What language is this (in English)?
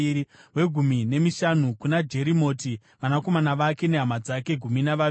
Shona